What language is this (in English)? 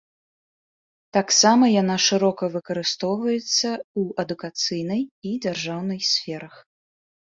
Belarusian